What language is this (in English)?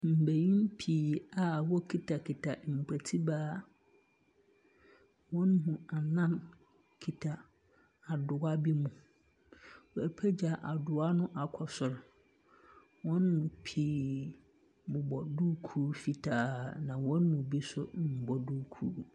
Akan